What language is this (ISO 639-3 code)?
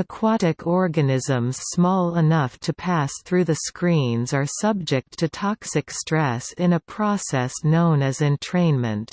eng